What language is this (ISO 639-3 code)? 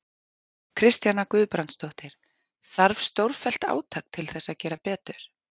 isl